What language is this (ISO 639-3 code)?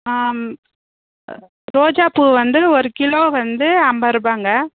tam